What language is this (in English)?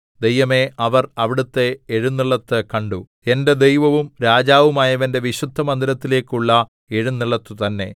Malayalam